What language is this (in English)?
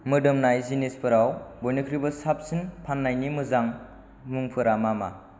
Bodo